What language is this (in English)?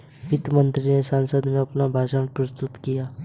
Hindi